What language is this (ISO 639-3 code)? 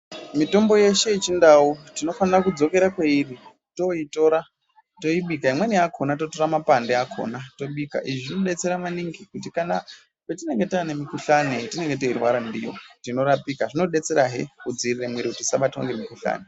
ndc